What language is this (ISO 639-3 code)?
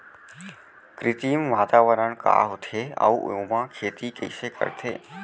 hne